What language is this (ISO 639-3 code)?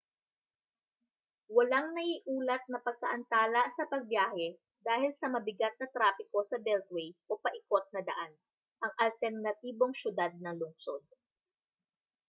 fil